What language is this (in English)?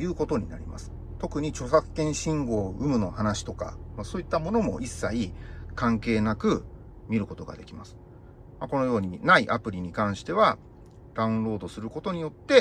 Japanese